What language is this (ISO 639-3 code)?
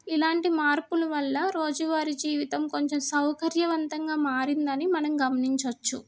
tel